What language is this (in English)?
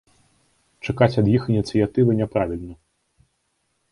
Belarusian